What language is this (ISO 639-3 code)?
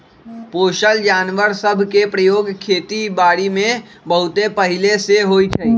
mag